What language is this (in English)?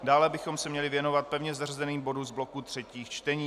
Czech